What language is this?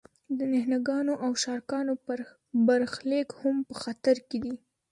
Pashto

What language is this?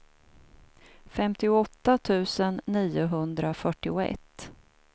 Swedish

